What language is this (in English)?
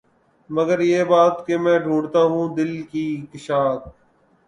Urdu